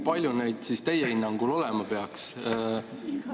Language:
Estonian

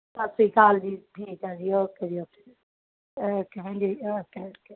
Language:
Punjabi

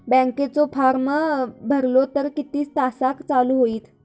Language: Marathi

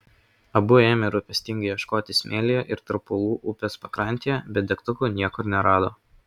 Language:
Lithuanian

